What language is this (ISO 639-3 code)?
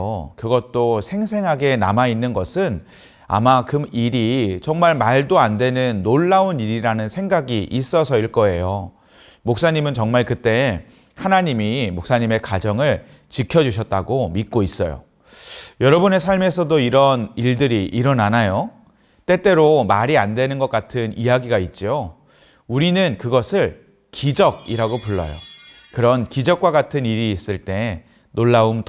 kor